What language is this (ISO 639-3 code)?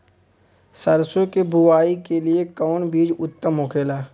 bho